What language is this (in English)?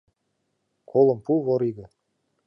Mari